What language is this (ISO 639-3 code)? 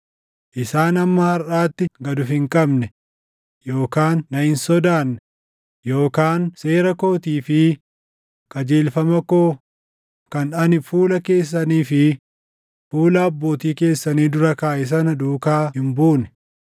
orm